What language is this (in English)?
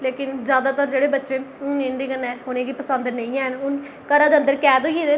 Dogri